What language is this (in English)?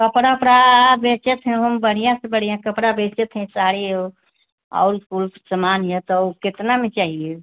Hindi